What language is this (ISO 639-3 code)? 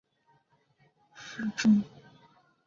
zho